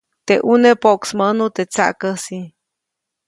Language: Copainalá Zoque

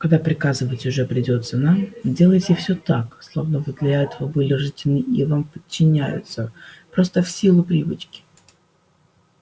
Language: Russian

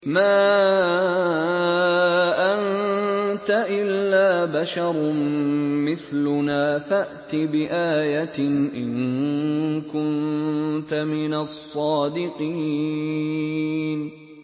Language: Arabic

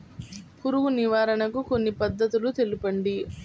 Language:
Telugu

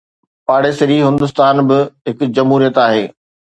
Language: Sindhi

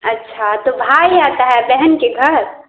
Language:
Hindi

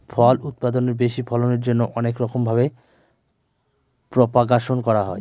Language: Bangla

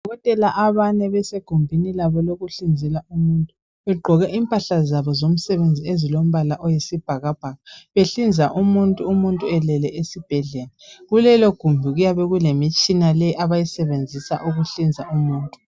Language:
North Ndebele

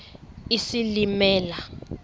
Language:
Xhosa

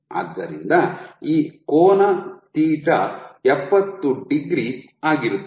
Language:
Kannada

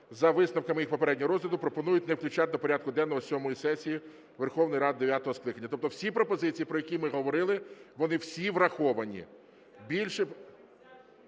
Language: Ukrainian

